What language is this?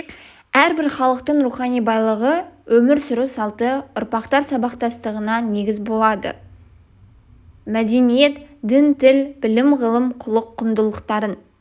Kazakh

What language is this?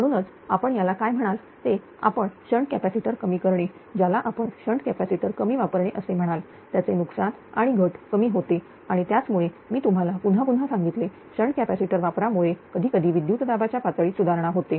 Marathi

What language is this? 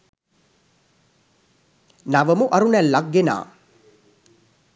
Sinhala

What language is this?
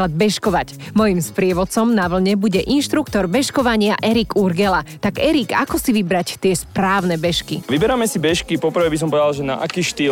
Slovak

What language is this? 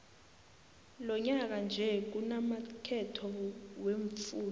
South Ndebele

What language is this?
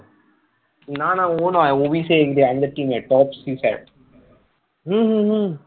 Bangla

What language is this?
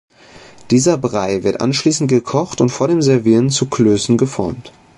German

